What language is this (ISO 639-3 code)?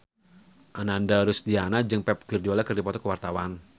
sun